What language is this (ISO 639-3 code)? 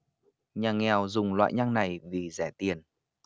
vie